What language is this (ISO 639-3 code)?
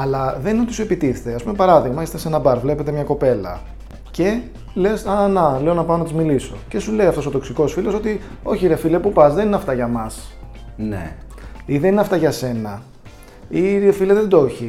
ell